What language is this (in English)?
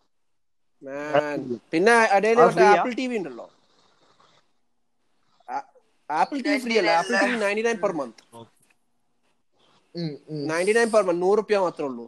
Malayalam